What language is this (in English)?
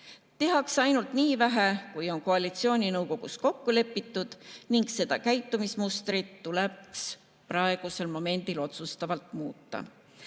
Estonian